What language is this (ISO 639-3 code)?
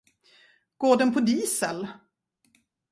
swe